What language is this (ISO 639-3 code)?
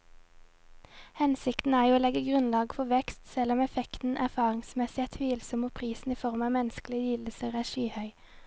nor